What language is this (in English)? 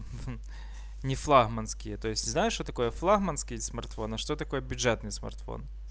Russian